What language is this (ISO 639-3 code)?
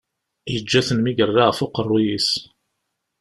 kab